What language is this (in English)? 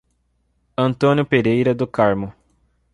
Portuguese